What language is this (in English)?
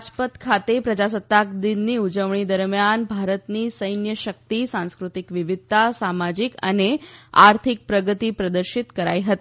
Gujarati